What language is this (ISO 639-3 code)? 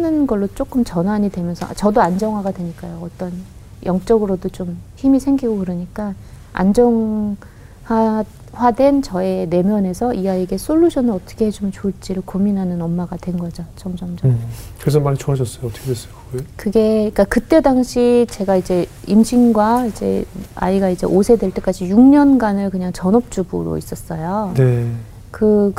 kor